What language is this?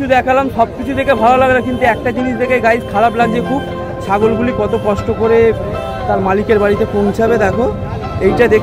Arabic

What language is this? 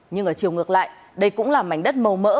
Vietnamese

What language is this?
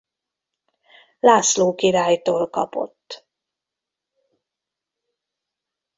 Hungarian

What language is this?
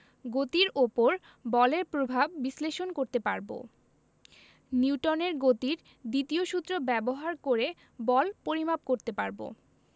Bangla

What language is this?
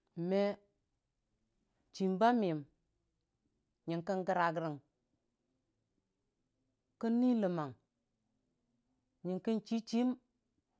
Dijim-Bwilim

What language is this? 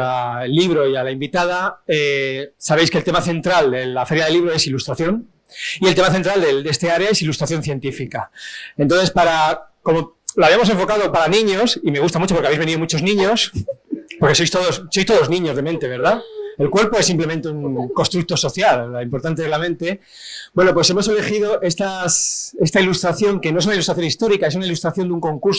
Spanish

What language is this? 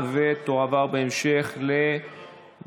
Hebrew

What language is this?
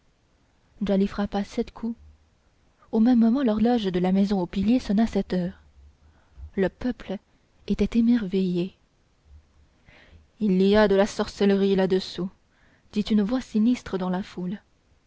French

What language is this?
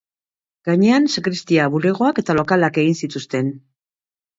Basque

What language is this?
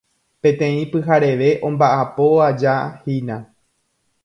Guarani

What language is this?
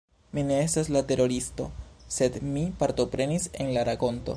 Esperanto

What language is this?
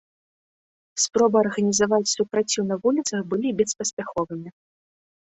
Belarusian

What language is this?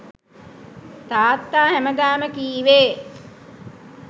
Sinhala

